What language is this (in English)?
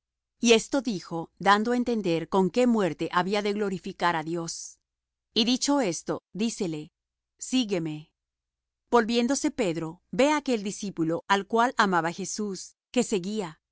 Spanish